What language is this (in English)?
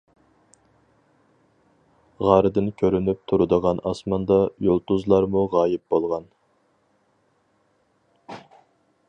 Uyghur